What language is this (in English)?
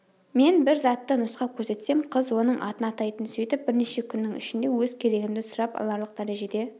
Kazakh